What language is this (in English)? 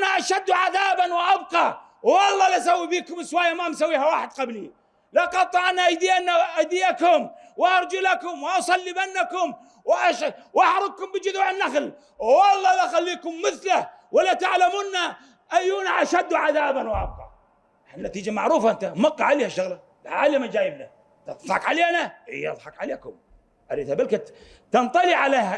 Arabic